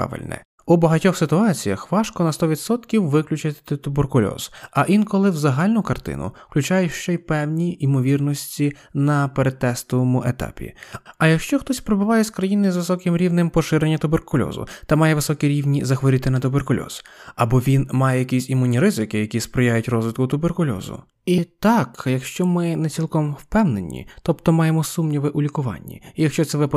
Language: Ukrainian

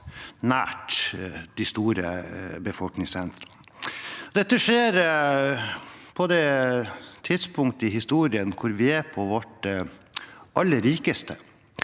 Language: Norwegian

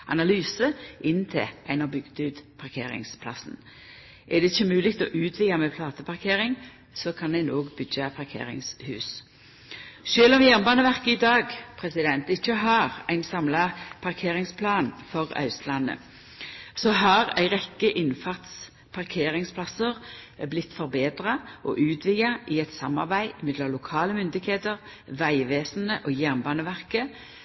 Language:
Norwegian Nynorsk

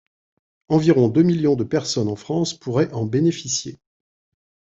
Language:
French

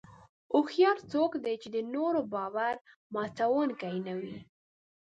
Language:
Pashto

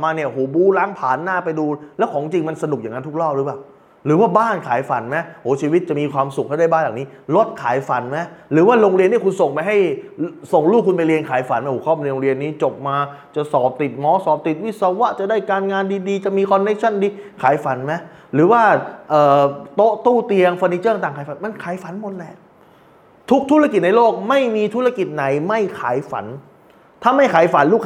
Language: Thai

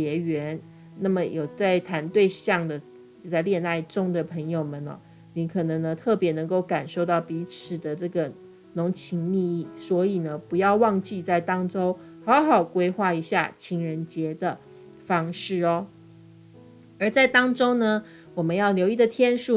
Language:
Chinese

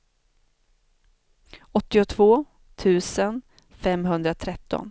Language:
Swedish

